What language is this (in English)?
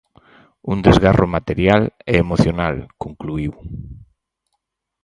Galician